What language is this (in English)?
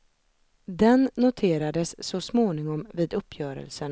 Swedish